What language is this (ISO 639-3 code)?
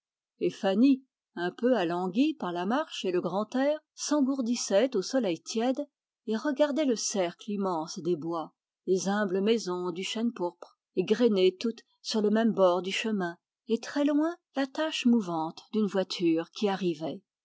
fra